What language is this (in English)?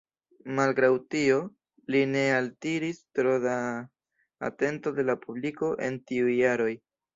Esperanto